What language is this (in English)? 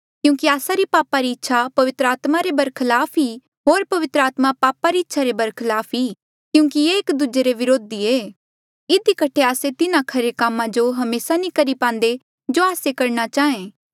Mandeali